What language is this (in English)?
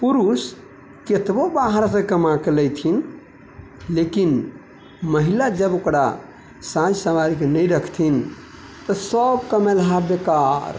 Maithili